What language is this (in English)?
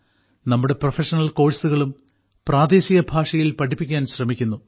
Malayalam